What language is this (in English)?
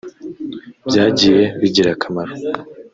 Kinyarwanda